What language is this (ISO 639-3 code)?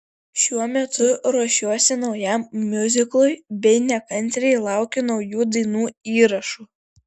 lit